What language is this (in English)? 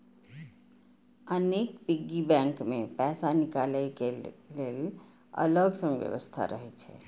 Maithili